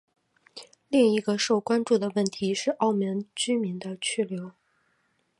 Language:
Chinese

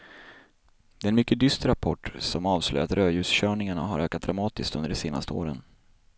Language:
Swedish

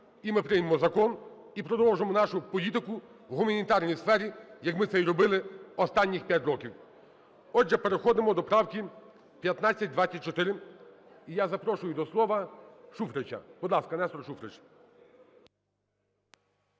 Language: Ukrainian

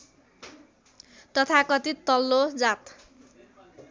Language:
Nepali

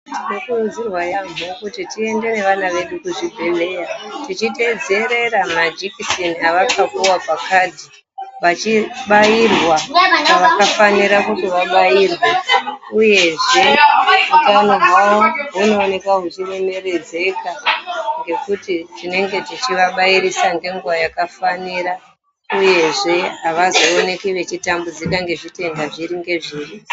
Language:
Ndau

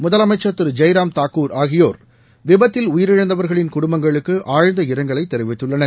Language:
Tamil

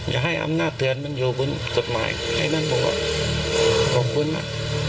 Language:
Thai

